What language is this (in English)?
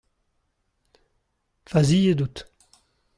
Breton